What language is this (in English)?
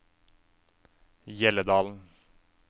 Norwegian